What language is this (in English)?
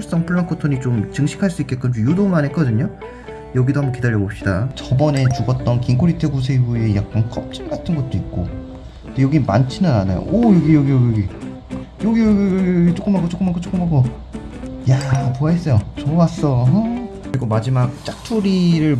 Korean